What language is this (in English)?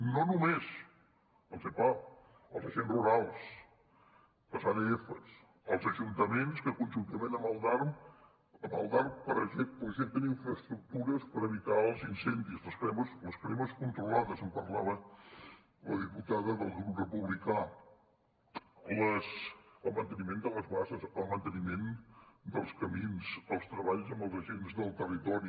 Catalan